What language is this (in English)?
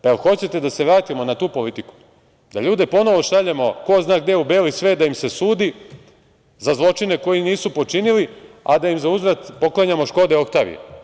Serbian